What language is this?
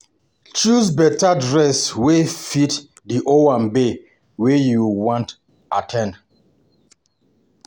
Nigerian Pidgin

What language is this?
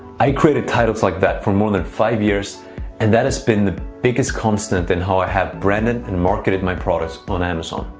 English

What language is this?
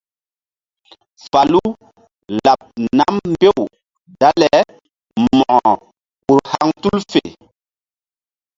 Mbum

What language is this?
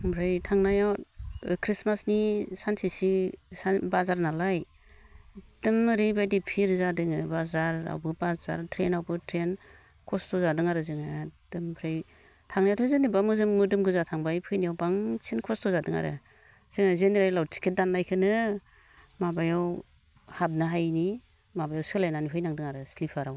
Bodo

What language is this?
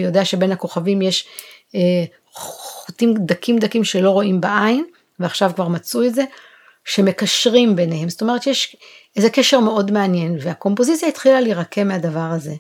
Hebrew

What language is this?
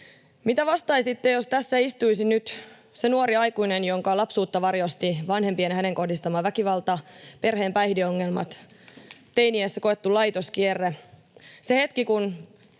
Finnish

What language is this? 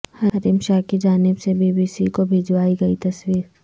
Urdu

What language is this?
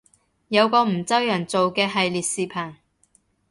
Cantonese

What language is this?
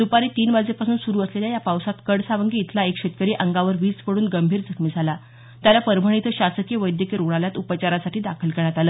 Marathi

